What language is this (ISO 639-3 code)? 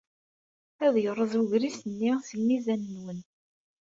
kab